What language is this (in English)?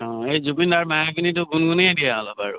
Assamese